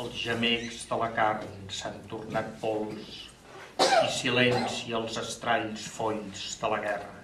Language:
Catalan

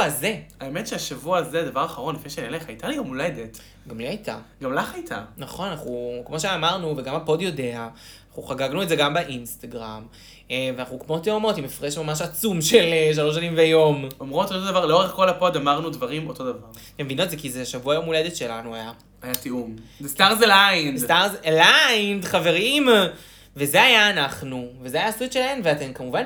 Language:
Hebrew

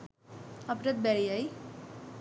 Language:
Sinhala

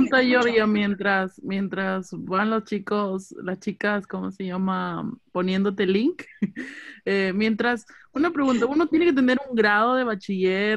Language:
Spanish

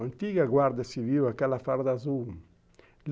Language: Portuguese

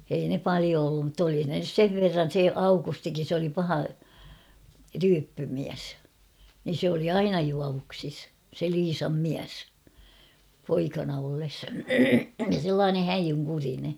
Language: Finnish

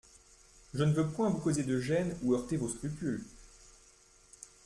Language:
French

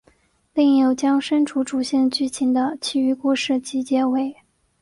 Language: Chinese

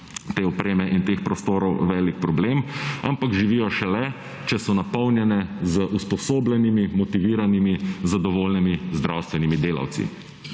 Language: Slovenian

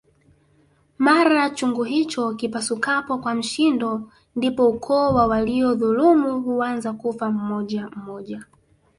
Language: Swahili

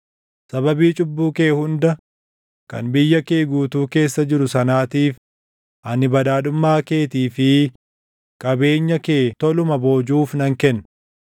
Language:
Oromo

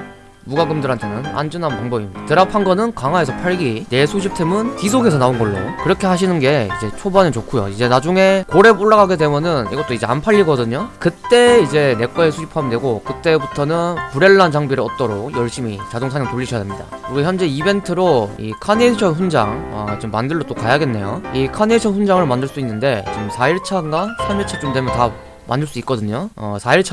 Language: Korean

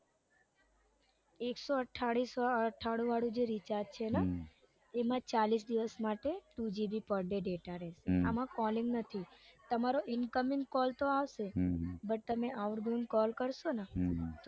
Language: Gujarati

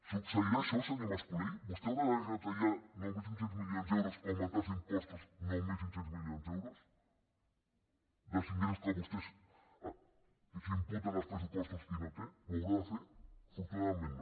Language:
Catalan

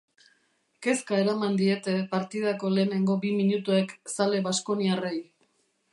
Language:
Basque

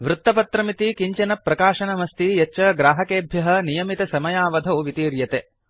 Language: Sanskrit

